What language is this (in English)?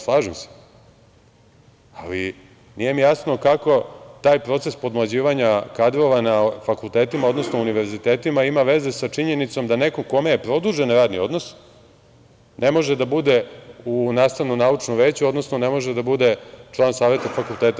Serbian